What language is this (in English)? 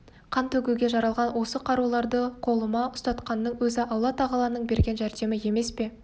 Kazakh